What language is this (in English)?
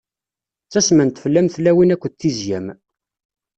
Kabyle